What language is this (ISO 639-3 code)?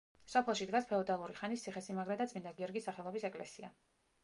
kat